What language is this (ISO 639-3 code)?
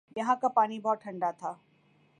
urd